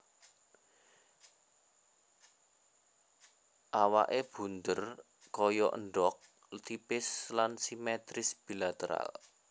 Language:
Javanese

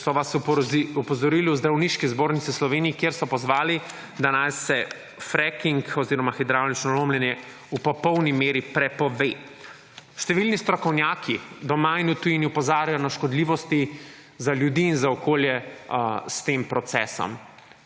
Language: Slovenian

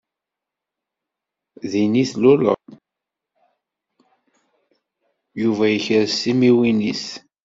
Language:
Kabyle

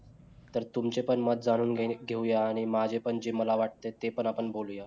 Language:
Marathi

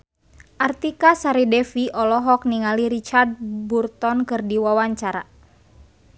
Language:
Sundanese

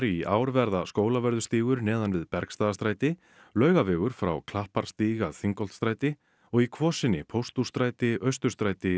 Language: Icelandic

